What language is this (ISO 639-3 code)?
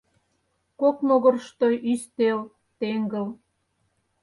chm